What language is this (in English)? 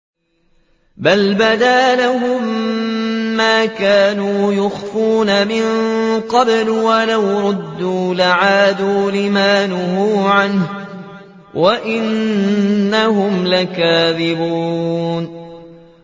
Arabic